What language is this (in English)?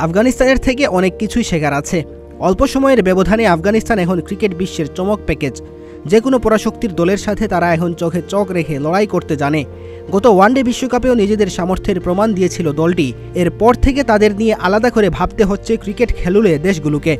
Bangla